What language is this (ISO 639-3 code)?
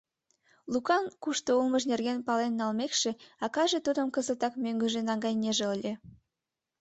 chm